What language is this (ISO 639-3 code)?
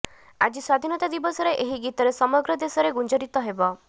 ori